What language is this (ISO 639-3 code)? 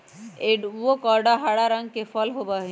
mag